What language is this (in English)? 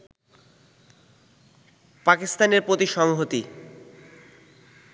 Bangla